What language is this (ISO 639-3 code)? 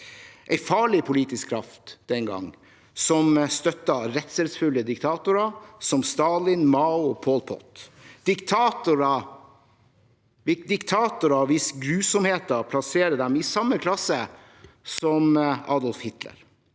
nor